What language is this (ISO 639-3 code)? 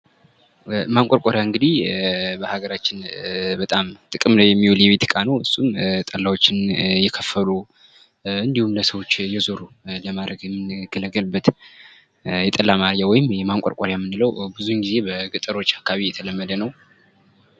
amh